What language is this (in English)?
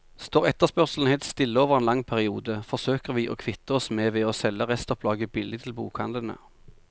Norwegian